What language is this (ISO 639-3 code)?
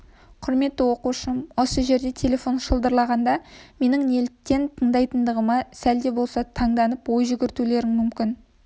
kaz